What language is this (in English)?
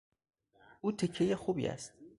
Persian